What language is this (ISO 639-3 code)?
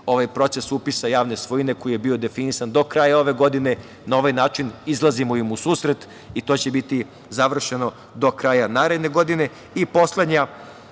srp